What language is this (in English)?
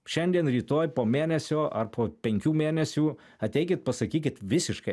Lithuanian